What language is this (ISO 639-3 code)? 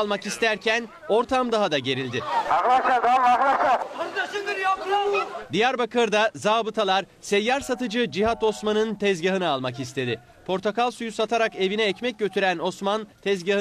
tur